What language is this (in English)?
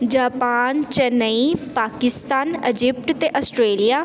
Punjabi